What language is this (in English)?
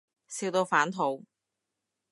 Cantonese